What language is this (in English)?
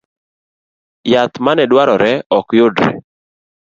Luo (Kenya and Tanzania)